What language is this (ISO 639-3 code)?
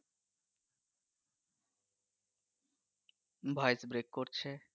ben